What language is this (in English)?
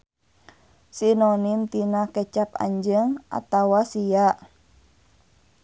Sundanese